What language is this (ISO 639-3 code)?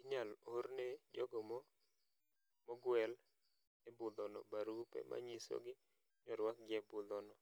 luo